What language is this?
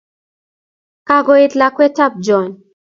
Kalenjin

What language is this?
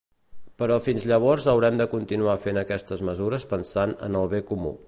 Catalan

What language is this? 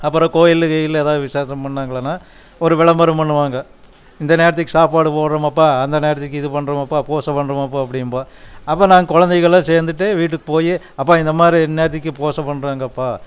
Tamil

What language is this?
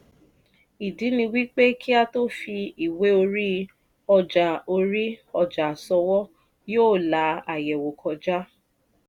Yoruba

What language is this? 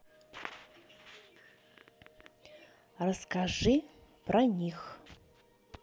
Russian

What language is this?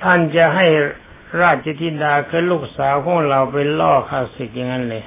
Thai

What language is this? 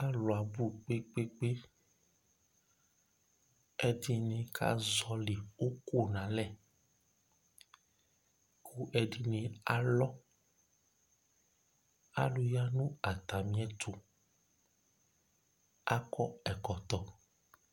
Ikposo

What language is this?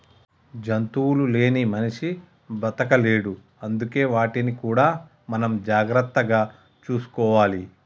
Telugu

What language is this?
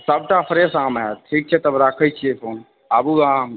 Maithili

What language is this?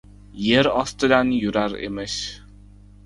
Uzbek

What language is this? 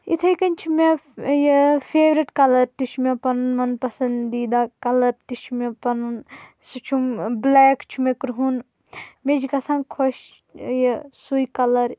Kashmiri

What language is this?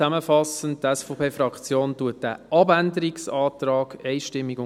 Swiss German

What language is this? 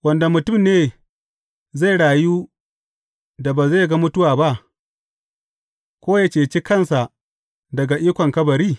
Hausa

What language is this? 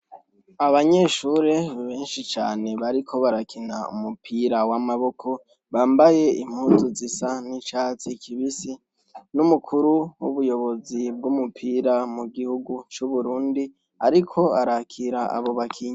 Rundi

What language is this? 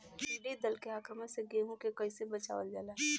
Bhojpuri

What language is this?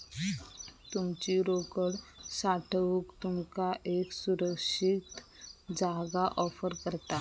Marathi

